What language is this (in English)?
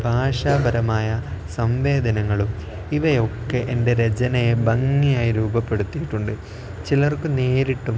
Malayalam